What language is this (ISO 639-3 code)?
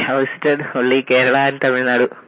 hin